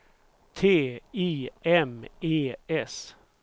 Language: Swedish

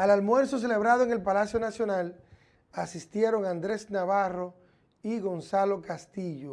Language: Spanish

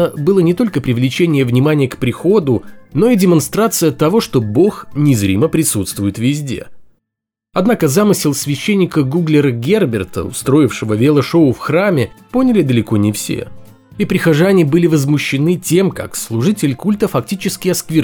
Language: Russian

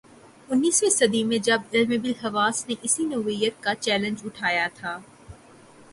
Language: Urdu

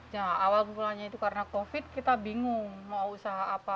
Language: Indonesian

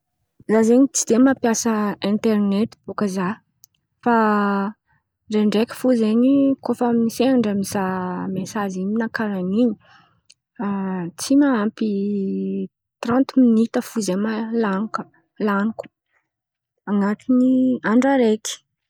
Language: Antankarana Malagasy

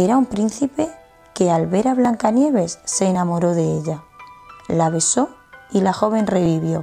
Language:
Spanish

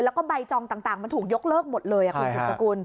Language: Thai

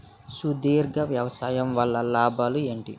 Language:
Telugu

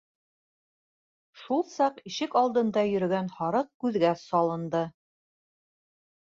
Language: Bashkir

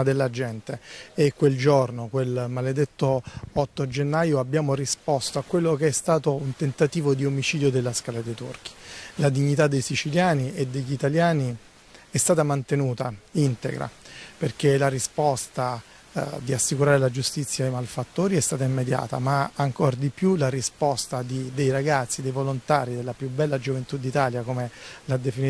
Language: Italian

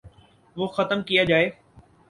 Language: Urdu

